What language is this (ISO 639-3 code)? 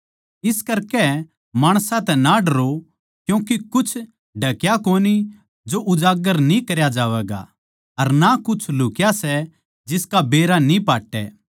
bgc